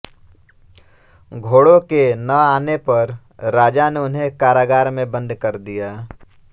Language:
Hindi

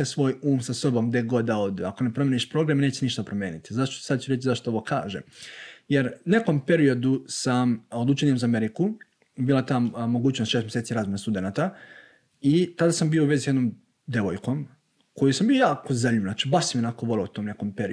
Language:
Croatian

